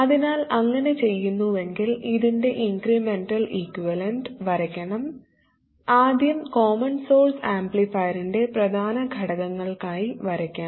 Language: Malayalam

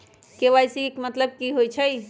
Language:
Magahi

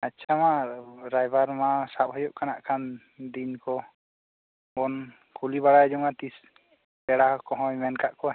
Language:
Santali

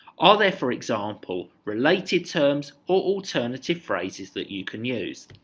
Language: English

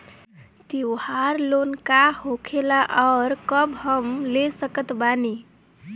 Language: Bhojpuri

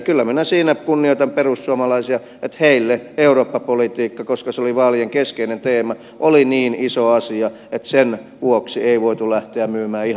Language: Finnish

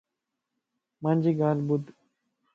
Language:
Lasi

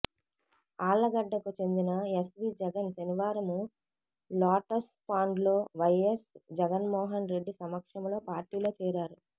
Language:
Telugu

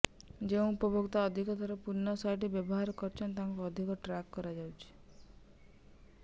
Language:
Odia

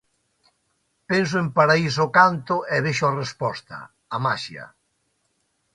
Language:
Galician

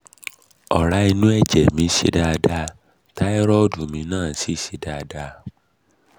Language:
Yoruba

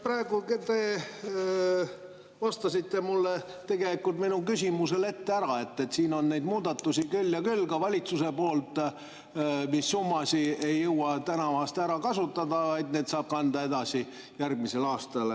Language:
Estonian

